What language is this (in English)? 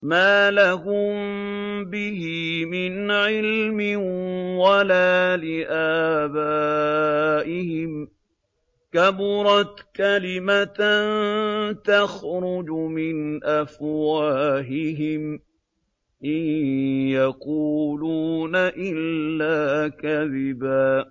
Arabic